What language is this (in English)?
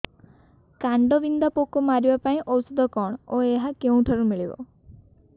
Odia